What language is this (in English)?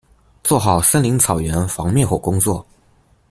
Chinese